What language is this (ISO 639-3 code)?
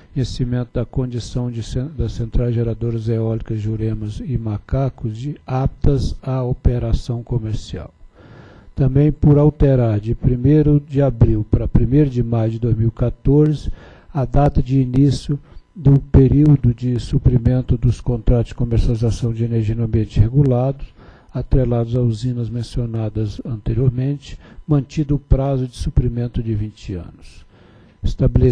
por